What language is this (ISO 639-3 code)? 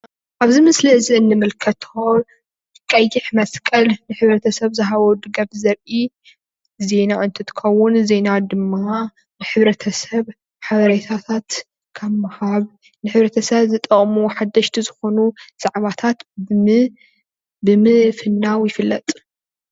tir